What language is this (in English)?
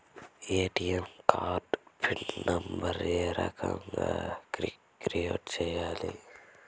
Telugu